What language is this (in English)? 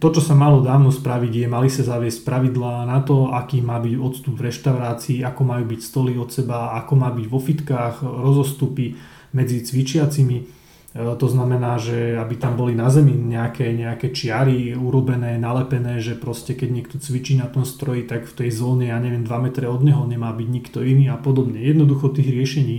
Slovak